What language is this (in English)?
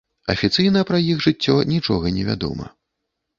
Belarusian